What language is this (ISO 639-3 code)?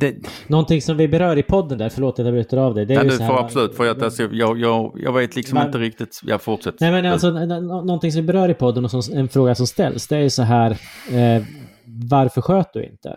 swe